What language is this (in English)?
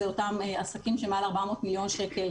Hebrew